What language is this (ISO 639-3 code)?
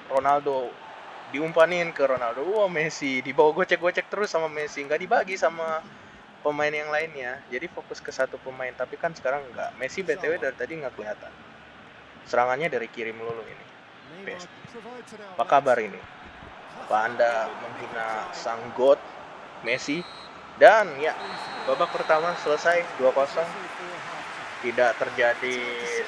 ind